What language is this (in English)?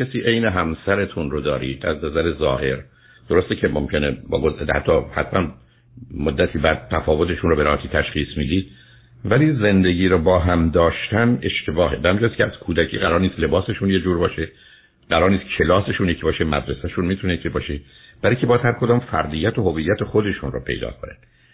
Persian